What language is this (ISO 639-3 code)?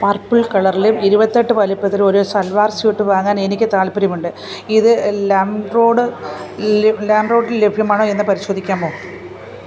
mal